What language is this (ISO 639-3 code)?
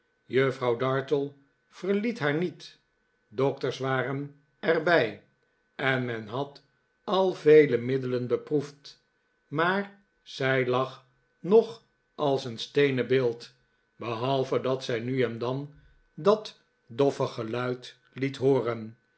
nld